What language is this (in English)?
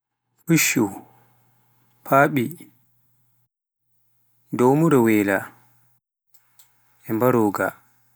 Pular